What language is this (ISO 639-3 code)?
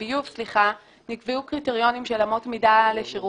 heb